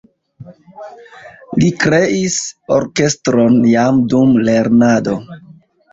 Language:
Esperanto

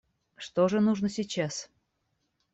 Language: Russian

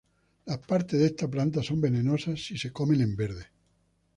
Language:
Spanish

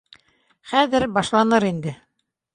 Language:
Bashkir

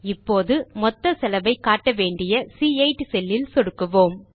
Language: Tamil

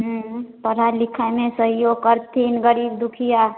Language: Maithili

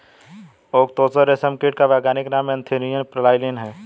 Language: Hindi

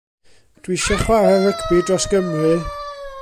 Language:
Welsh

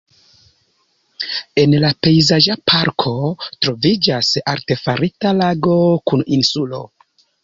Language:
Esperanto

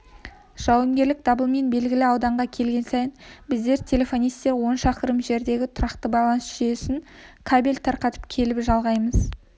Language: Kazakh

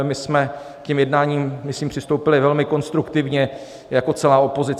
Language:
Czech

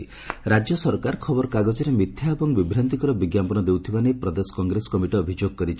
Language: Odia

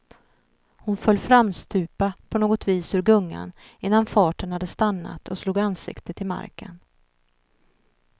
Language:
Swedish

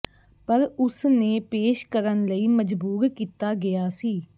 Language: Punjabi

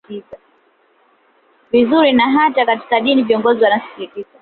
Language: Swahili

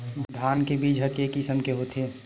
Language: Chhattisgarhi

